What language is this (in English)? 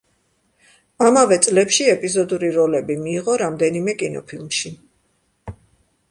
Georgian